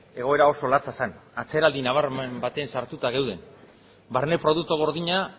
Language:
Basque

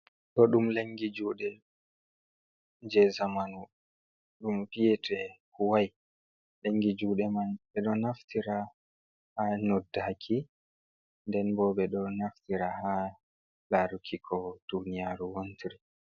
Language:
Fula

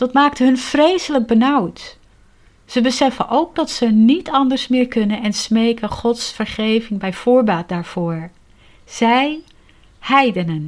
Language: Dutch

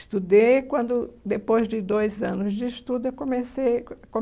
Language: Portuguese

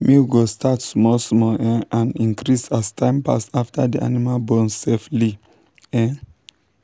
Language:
Nigerian Pidgin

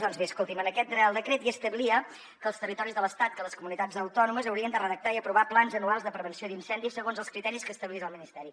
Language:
Catalan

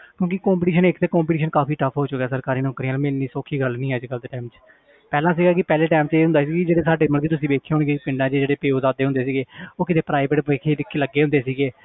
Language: Punjabi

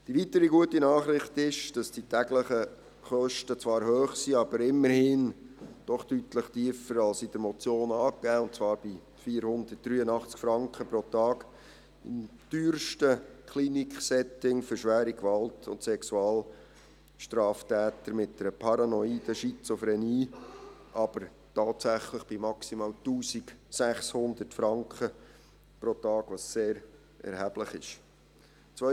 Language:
Swiss German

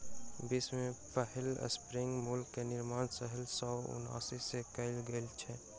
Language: Maithili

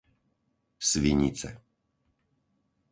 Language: Slovak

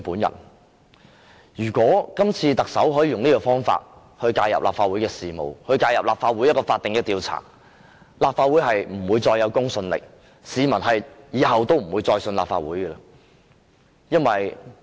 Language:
Cantonese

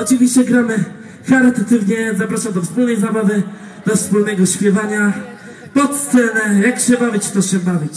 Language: Polish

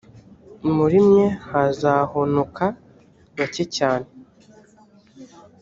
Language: Kinyarwanda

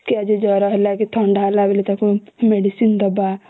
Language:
Odia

